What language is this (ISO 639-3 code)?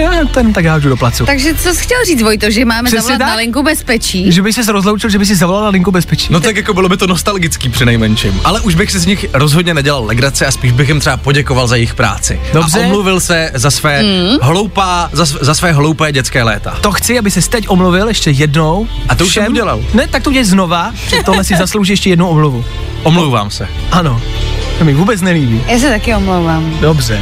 ces